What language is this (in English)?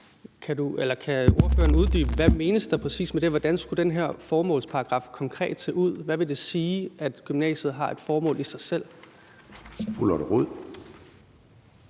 Danish